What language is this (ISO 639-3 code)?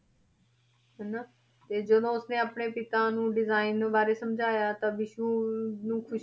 pan